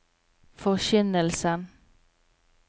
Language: Norwegian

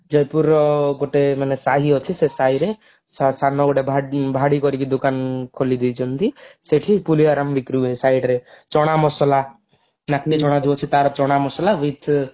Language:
Odia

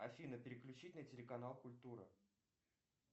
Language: Russian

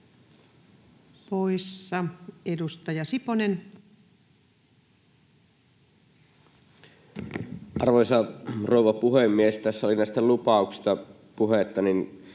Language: Finnish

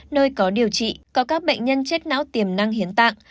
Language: Vietnamese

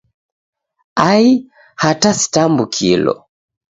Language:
Taita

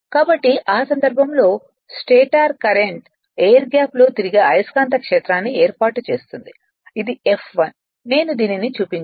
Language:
Telugu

